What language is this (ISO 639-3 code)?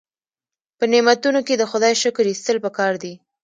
pus